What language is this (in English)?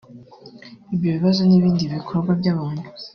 Kinyarwanda